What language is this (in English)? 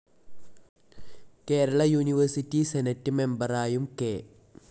Malayalam